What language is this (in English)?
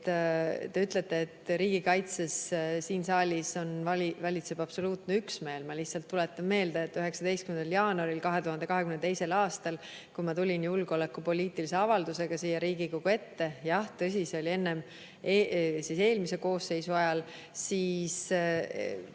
Estonian